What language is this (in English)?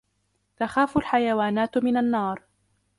Arabic